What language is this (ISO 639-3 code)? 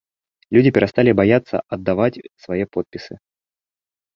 bel